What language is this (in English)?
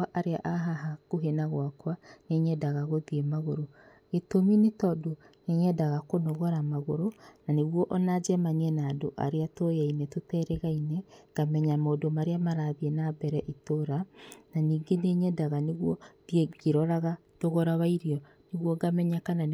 Kikuyu